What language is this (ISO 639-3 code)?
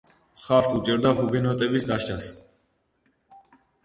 kat